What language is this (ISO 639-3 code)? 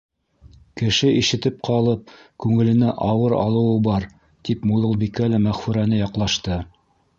bak